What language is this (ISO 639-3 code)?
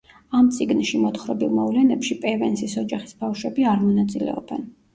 kat